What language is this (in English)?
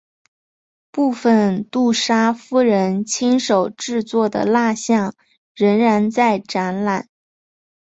Chinese